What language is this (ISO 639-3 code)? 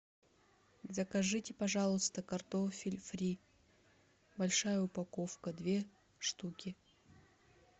rus